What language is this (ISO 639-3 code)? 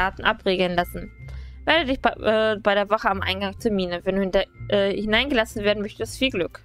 deu